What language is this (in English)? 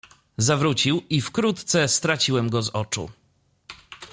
Polish